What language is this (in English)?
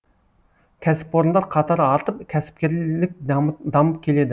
Kazakh